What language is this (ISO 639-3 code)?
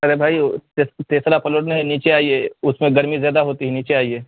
urd